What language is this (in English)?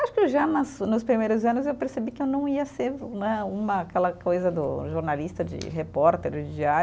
Portuguese